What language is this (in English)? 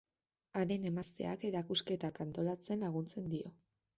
Basque